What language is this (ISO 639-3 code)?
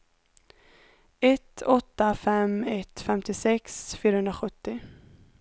swe